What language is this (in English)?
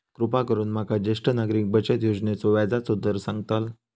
Marathi